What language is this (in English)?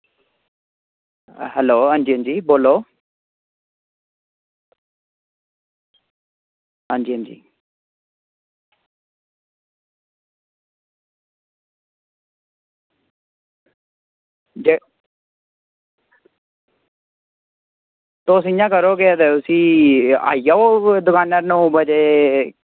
Dogri